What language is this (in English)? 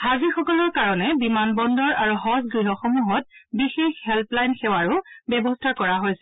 Assamese